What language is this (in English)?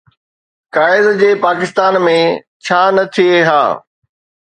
Sindhi